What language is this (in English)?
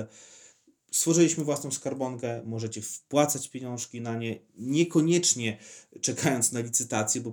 Polish